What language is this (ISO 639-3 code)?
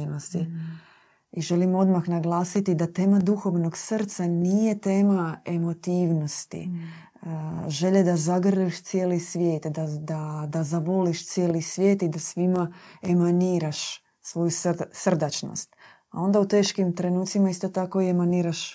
hrv